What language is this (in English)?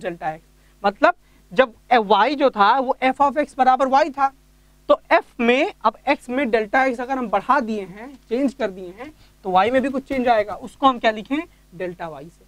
Hindi